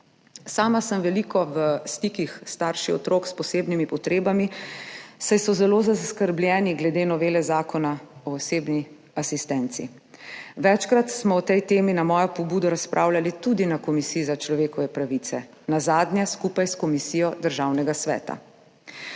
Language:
Slovenian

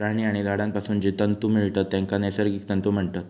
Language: Marathi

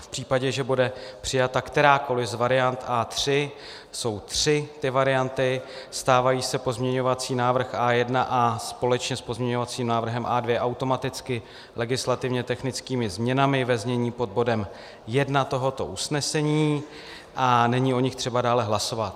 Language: Czech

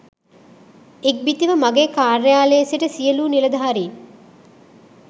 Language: Sinhala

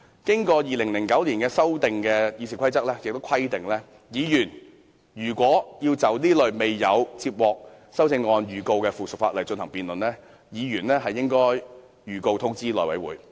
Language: Cantonese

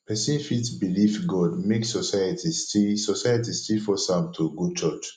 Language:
Nigerian Pidgin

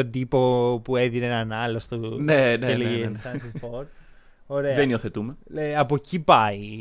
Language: Greek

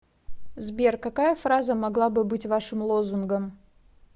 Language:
Russian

